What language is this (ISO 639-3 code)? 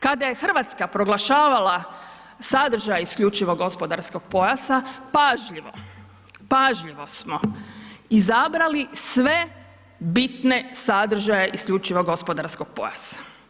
hrv